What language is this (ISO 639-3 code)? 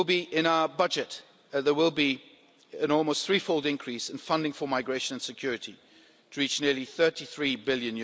eng